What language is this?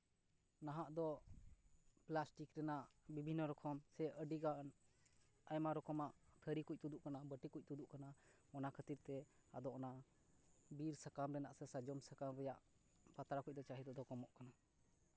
Santali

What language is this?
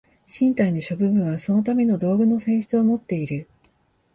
Japanese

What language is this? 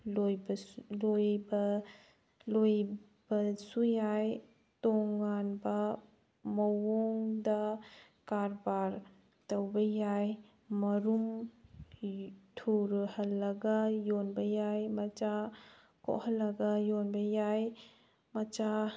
Manipuri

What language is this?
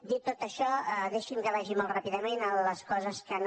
Catalan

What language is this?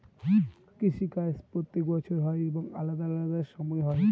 Bangla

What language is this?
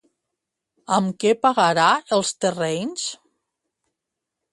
Catalan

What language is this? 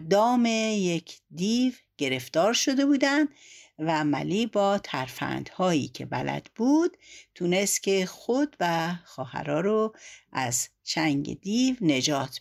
Persian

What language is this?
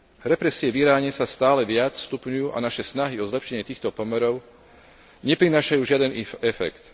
Slovak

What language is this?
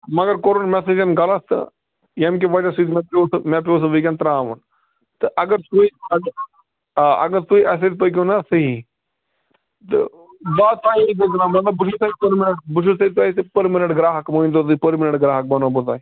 Kashmiri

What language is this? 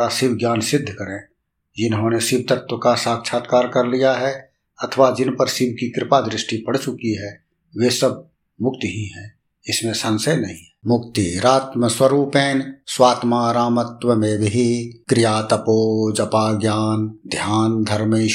Hindi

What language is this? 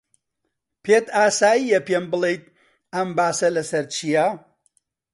Central Kurdish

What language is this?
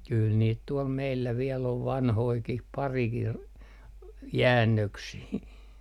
Finnish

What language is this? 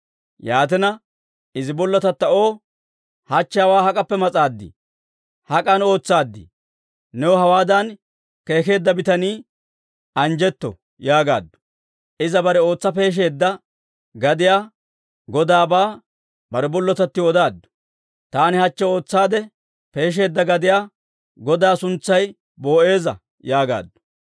Dawro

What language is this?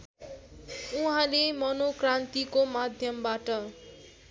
Nepali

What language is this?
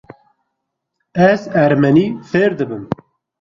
Kurdish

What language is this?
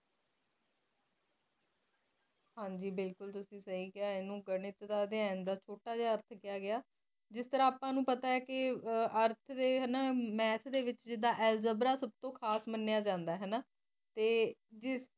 Punjabi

